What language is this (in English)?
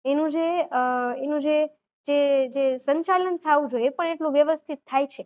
Gujarati